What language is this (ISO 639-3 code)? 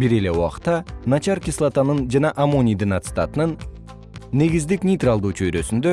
kir